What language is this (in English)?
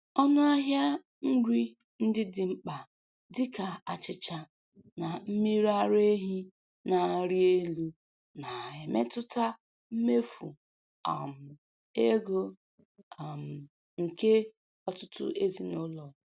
Igbo